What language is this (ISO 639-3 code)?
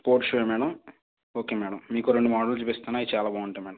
tel